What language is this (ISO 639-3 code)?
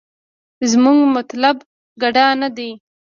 pus